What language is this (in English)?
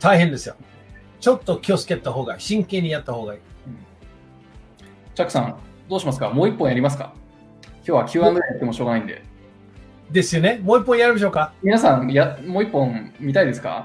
Japanese